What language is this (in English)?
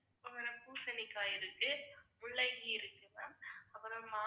Tamil